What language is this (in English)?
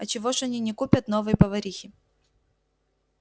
Russian